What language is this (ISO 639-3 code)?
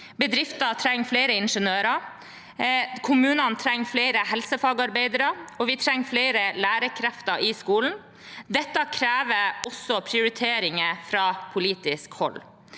nor